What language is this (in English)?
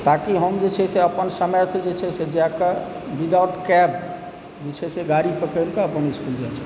Maithili